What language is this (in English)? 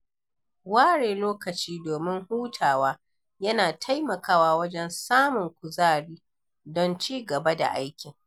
Hausa